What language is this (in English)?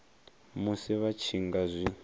Venda